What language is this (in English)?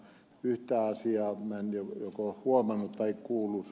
Finnish